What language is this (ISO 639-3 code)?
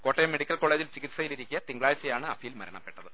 mal